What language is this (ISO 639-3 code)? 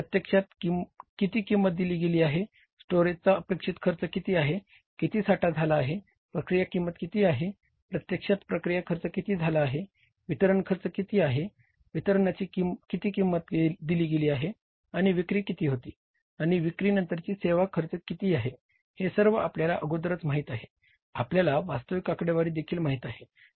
mar